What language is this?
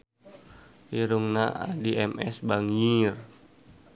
Sundanese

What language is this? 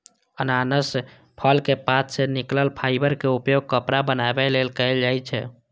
Maithili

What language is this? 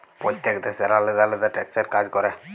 Bangla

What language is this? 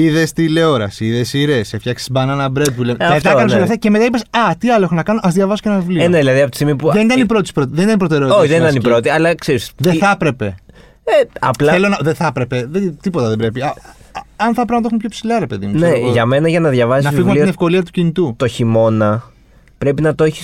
Greek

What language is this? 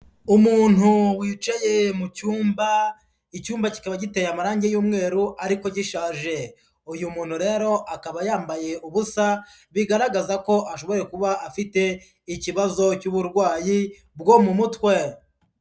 Kinyarwanda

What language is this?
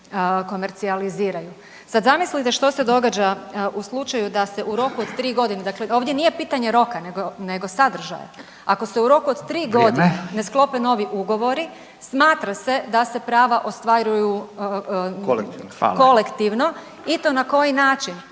Croatian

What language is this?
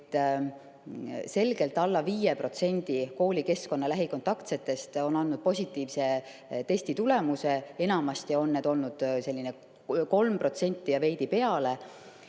Estonian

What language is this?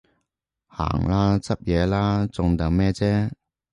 Cantonese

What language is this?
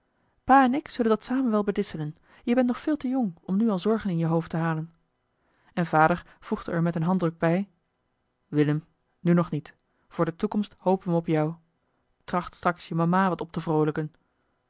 Dutch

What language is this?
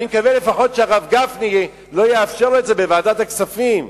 Hebrew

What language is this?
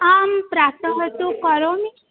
Sanskrit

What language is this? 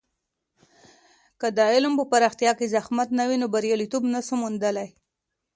Pashto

